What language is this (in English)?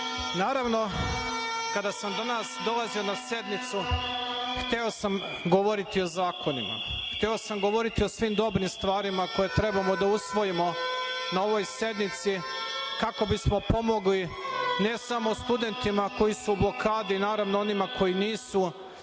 Serbian